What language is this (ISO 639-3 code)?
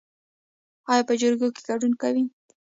pus